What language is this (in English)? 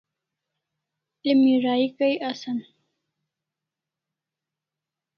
Kalasha